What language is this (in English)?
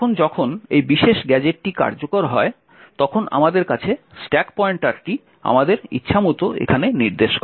Bangla